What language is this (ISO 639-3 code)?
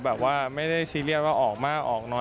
tha